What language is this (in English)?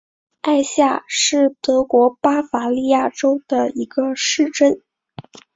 Chinese